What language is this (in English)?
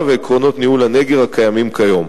Hebrew